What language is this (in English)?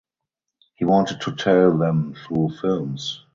English